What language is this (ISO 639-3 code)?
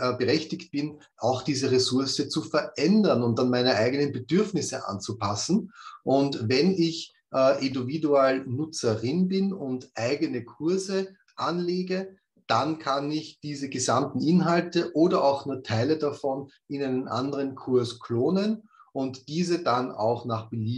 deu